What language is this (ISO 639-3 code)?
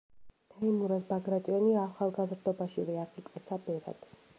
kat